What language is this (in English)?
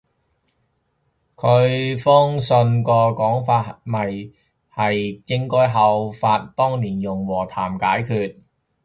Cantonese